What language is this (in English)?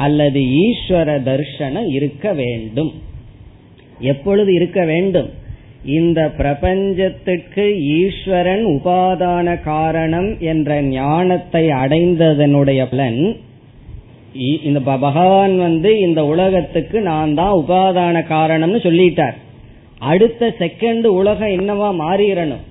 Tamil